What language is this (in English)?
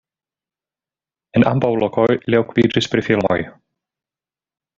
Esperanto